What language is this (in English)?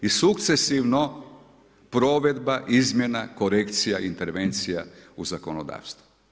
Croatian